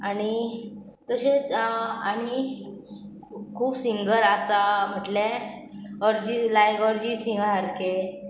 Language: Konkani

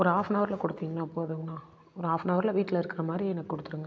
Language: Tamil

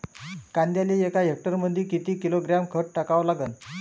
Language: Marathi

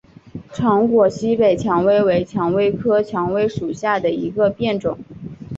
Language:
Chinese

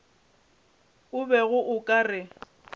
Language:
Northern Sotho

